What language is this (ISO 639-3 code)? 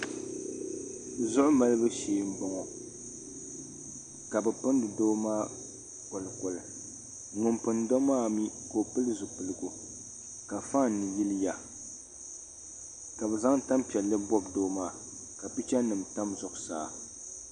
dag